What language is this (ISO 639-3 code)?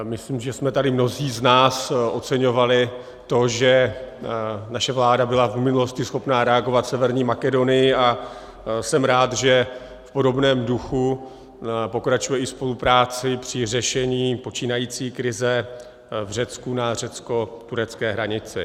ces